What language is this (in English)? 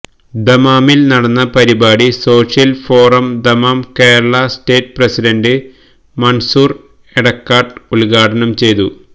Malayalam